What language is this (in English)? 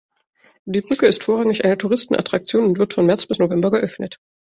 German